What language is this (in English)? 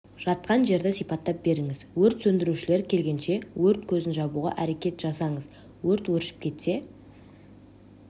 Kazakh